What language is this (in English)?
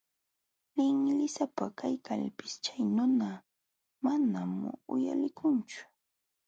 Jauja Wanca Quechua